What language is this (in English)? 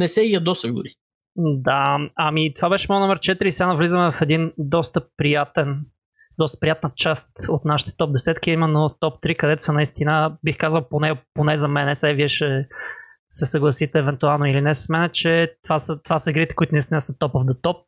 Bulgarian